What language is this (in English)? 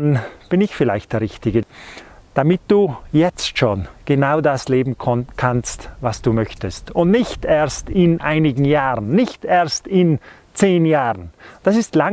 German